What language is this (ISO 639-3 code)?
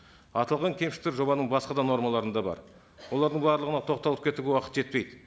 kaz